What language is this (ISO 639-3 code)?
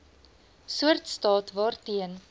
afr